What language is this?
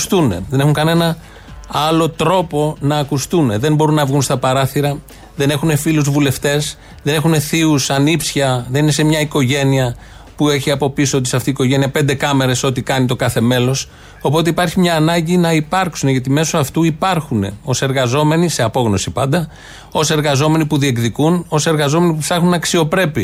Greek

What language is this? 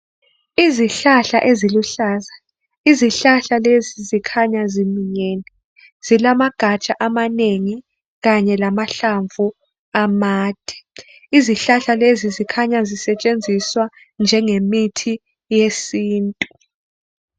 North Ndebele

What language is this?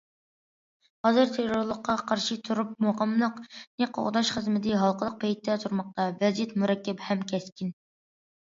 Uyghur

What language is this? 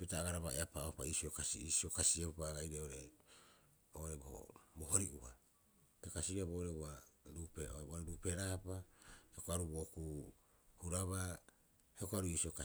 Rapoisi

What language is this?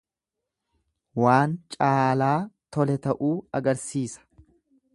Oromo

